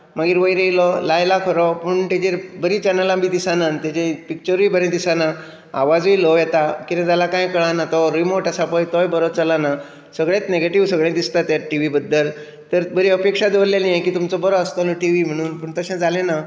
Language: Konkani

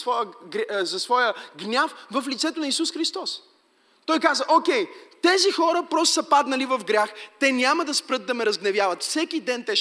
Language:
Bulgarian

